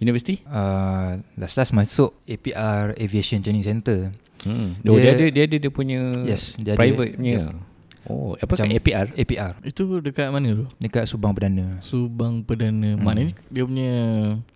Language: Malay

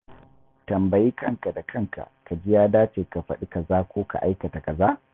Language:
Hausa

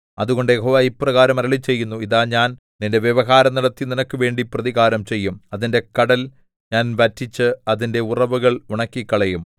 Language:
Malayalam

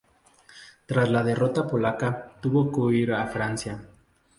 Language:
Spanish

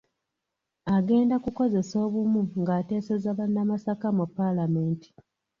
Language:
Ganda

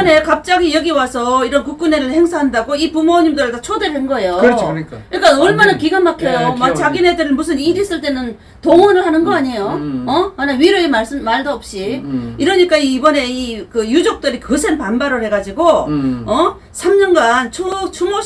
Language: Korean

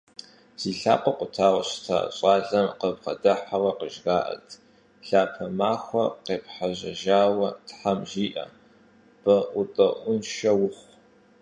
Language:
Kabardian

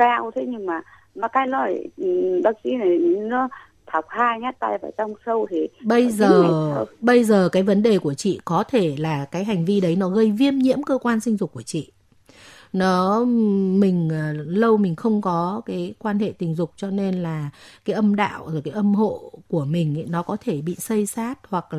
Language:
Vietnamese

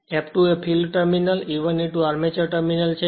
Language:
Gujarati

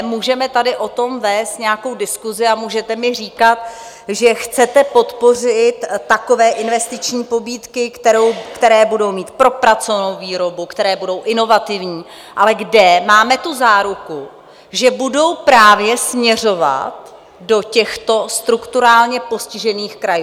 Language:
Czech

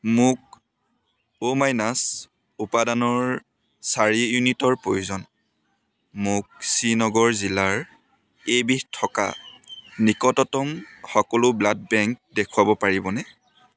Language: Assamese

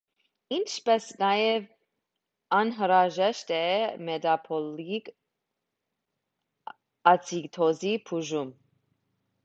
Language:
Armenian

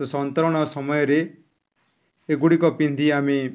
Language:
Odia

